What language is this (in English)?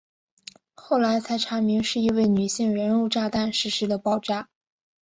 Chinese